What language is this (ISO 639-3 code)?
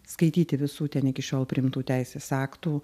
lit